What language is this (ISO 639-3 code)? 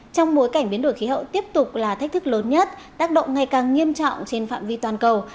vie